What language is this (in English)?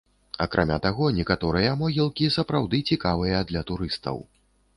Belarusian